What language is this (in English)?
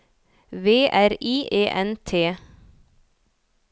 Norwegian